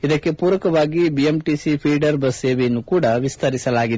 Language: Kannada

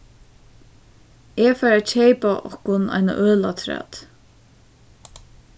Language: Faroese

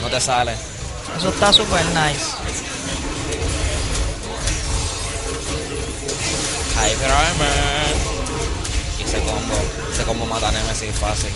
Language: Spanish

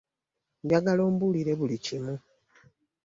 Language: Ganda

